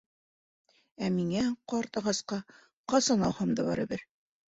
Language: Bashkir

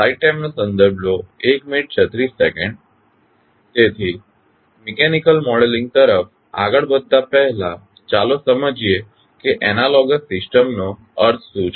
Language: Gujarati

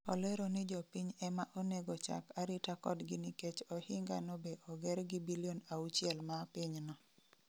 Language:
Luo (Kenya and Tanzania)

